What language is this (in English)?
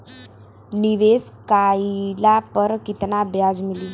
Bhojpuri